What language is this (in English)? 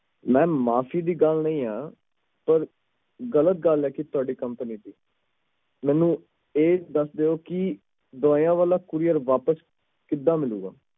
Punjabi